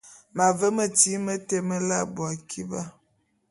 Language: Bulu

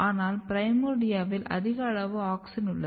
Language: Tamil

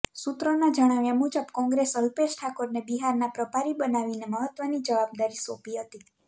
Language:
Gujarati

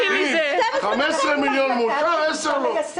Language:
Hebrew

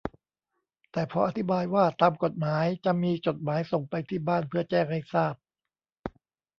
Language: Thai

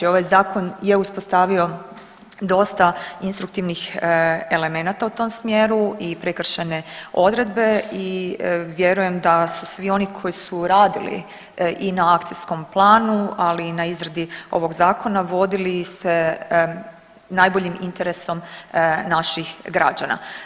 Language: Croatian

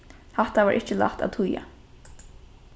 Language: Faroese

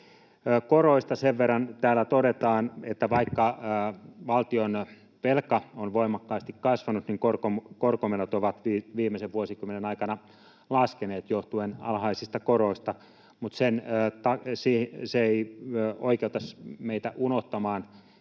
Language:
Finnish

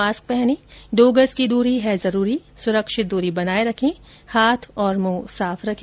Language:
Hindi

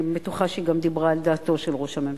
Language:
Hebrew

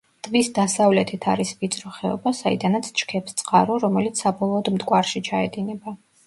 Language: Georgian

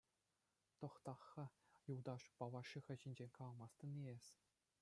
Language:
Chuvash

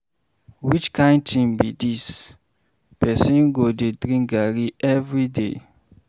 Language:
Nigerian Pidgin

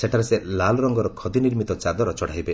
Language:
Odia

